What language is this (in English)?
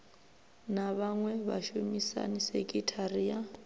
Venda